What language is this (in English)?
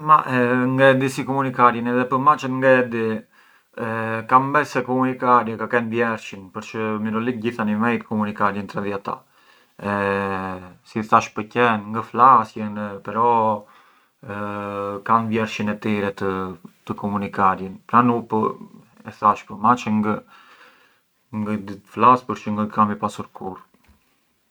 Arbëreshë Albanian